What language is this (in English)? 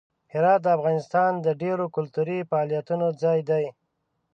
Pashto